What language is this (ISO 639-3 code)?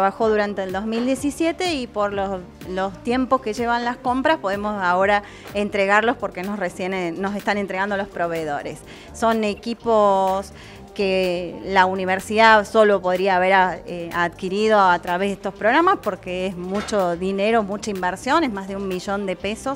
spa